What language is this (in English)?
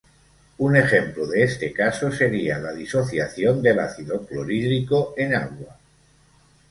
Spanish